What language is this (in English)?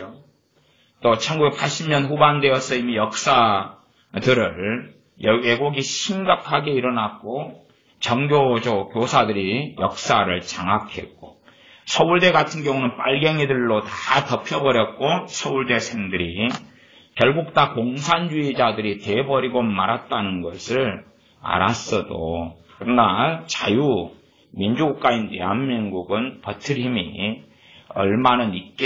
Korean